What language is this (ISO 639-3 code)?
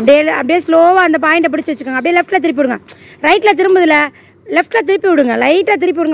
ind